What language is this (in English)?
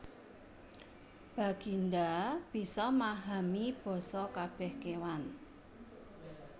Javanese